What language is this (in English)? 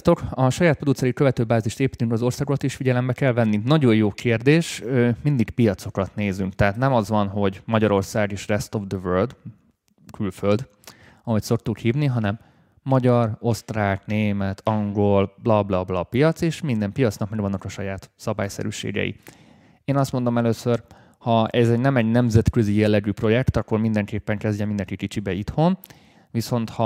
Hungarian